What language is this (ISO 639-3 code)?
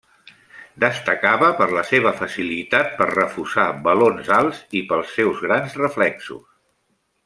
cat